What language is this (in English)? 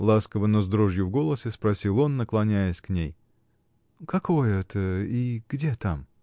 Russian